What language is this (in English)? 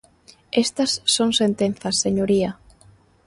Galician